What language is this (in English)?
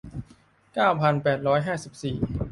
Thai